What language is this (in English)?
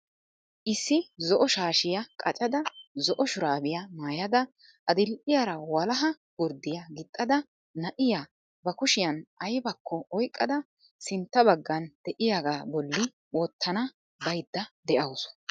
Wolaytta